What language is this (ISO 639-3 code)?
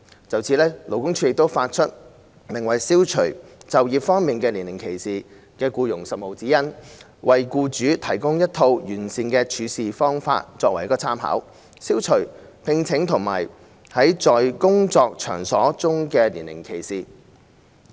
yue